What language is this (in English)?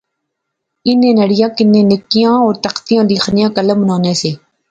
Pahari-Potwari